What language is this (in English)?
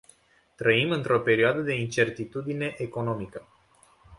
Romanian